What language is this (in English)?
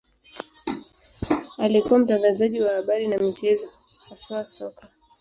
Swahili